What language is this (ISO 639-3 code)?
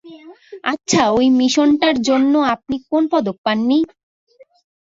ben